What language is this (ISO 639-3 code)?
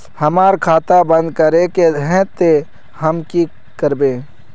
mag